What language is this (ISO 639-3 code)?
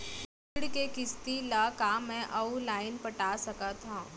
hne